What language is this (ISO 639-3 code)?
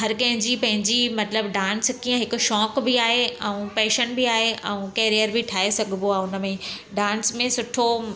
snd